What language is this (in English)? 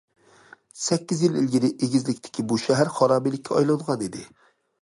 Uyghur